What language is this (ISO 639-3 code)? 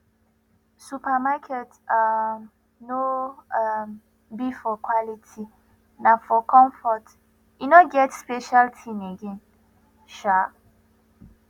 pcm